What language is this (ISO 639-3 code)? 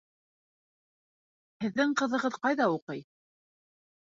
bak